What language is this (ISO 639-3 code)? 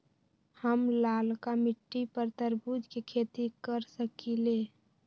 mag